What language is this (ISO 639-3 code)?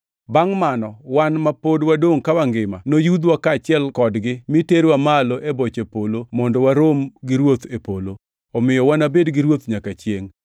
luo